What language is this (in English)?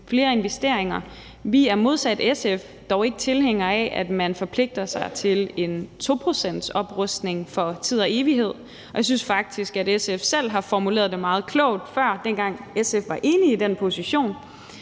Danish